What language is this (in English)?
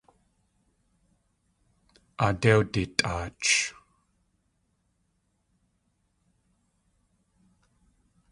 Tlingit